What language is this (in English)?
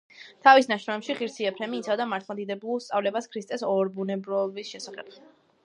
Georgian